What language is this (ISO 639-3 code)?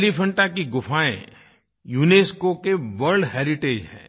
hin